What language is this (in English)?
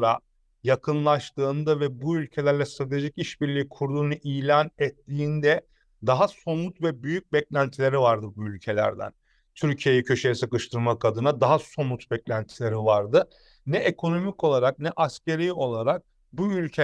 Turkish